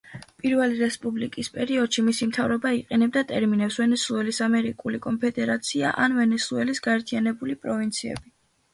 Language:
Georgian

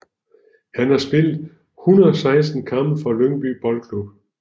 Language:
Danish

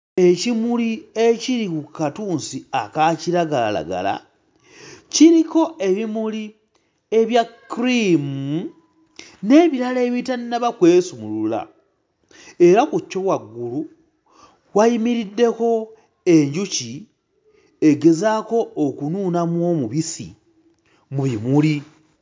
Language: Ganda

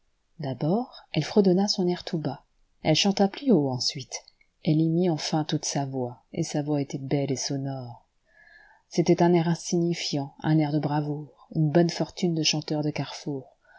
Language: French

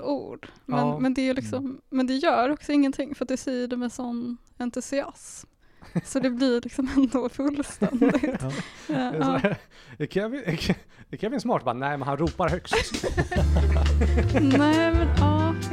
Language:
Swedish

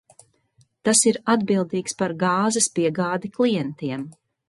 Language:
Latvian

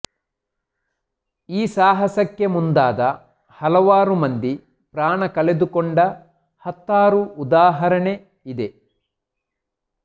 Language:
Kannada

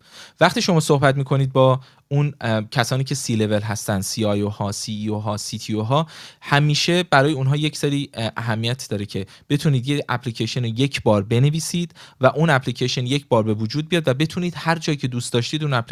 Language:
Persian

